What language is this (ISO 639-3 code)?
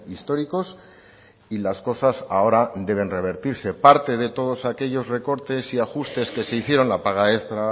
spa